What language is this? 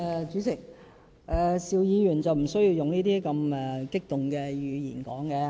Cantonese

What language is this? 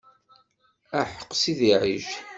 Kabyle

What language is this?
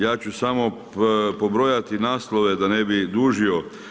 Croatian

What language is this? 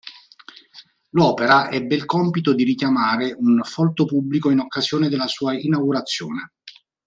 Italian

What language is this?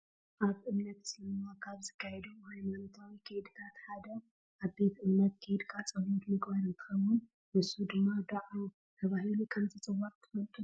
Tigrinya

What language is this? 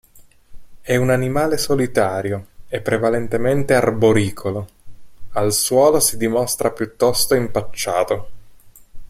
Italian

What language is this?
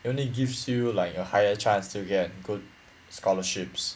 English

